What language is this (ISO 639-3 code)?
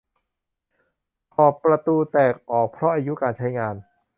tha